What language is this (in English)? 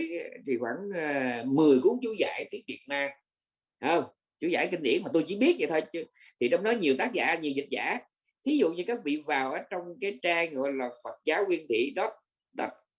Vietnamese